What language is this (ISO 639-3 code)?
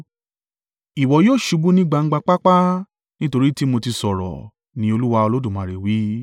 yor